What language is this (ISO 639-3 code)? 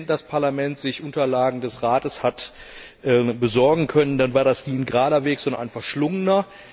deu